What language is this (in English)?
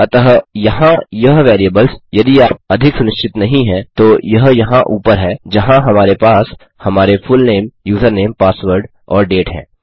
Hindi